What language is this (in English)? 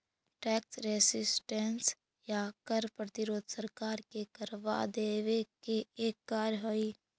Magahi